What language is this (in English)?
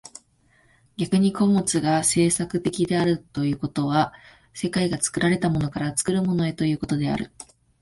Japanese